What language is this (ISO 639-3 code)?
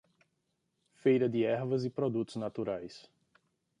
por